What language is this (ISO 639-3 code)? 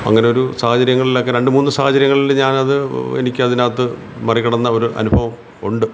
mal